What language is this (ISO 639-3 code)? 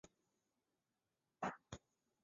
zho